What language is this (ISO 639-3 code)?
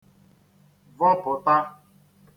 ibo